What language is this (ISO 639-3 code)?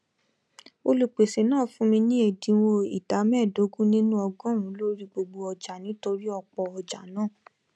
yor